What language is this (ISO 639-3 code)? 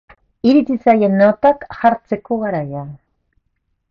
eus